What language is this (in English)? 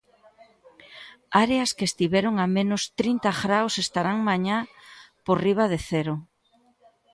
Galician